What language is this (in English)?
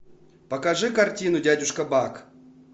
Russian